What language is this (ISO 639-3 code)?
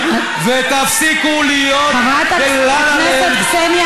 heb